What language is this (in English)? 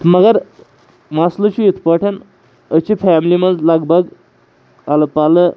Kashmiri